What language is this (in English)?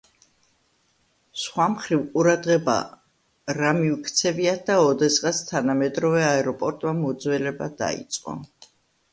Georgian